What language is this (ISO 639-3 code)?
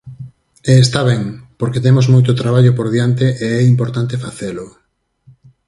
glg